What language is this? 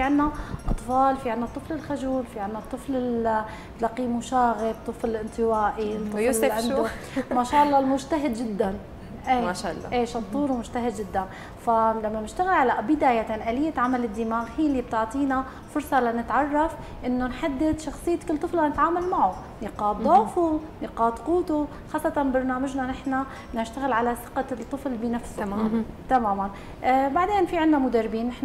Arabic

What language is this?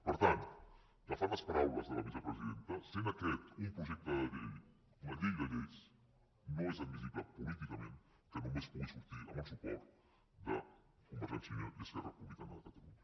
Catalan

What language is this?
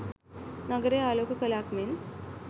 Sinhala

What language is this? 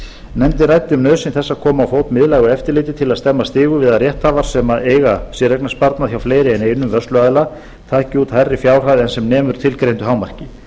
Icelandic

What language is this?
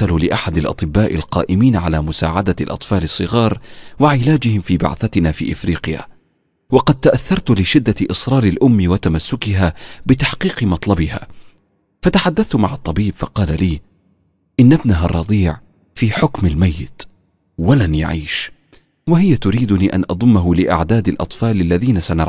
Arabic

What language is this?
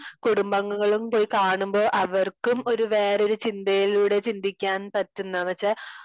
Malayalam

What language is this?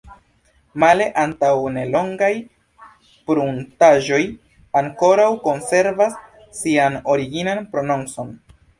Esperanto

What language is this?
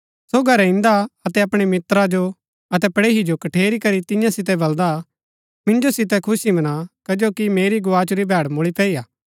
Gaddi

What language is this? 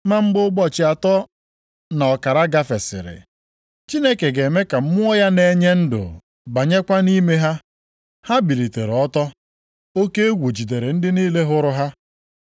Igbo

